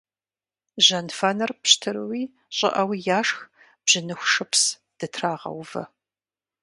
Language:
Kabardian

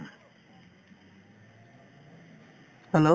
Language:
Assamese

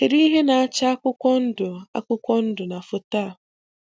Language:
Igbo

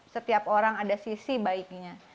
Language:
Indonesian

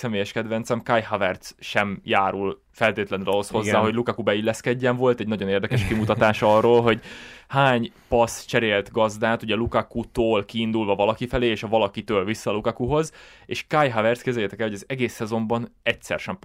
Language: Hungarian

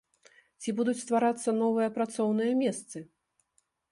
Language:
Belarusian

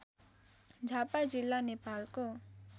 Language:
Nepali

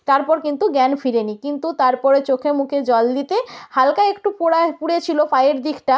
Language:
Bangla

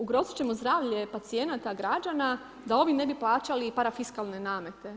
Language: Croatian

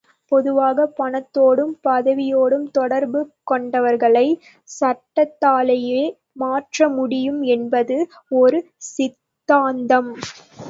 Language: Tamil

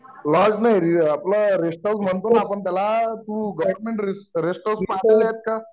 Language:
Marathi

